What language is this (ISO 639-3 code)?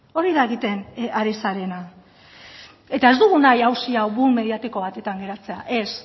eus